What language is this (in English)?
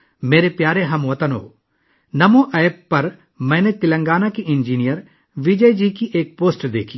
Urdu